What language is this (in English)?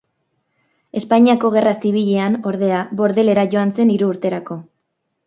Basque